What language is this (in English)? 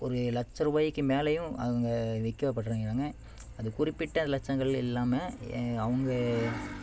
Tamil